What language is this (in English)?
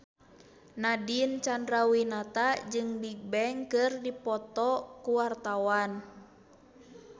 Sundanese